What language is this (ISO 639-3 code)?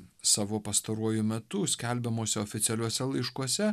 lit